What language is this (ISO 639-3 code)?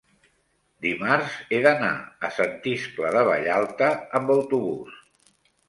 cat